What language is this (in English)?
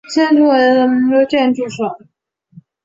Chinese